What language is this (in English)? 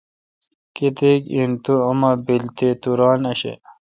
Kalkoti